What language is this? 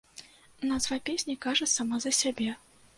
Belarusian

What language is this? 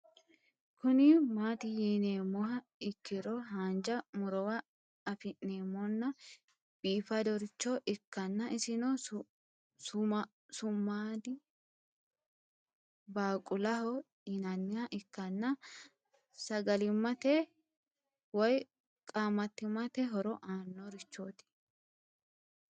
Sidamo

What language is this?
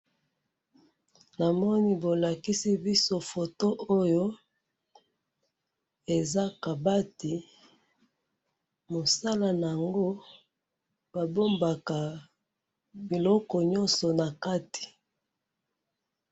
Lingala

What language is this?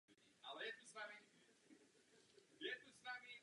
Czech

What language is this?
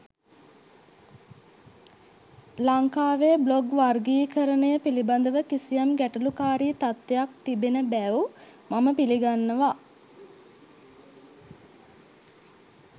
Sinhala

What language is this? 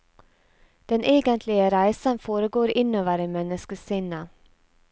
Norwegian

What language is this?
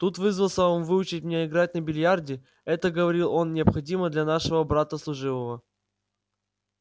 Russian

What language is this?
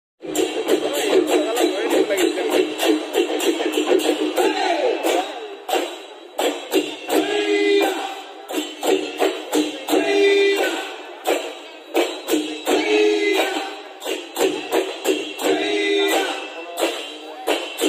Korean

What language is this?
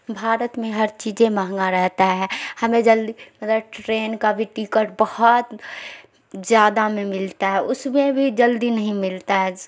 Urdu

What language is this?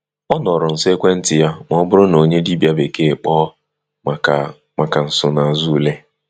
Igbo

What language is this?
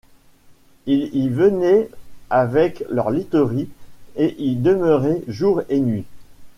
French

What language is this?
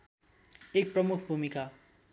Nepali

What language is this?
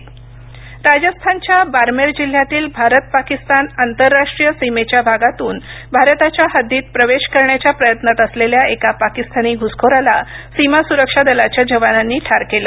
Marathi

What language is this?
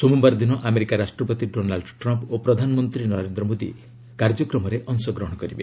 Odia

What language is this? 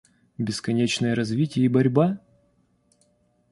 Russian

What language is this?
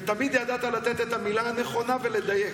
Hebrew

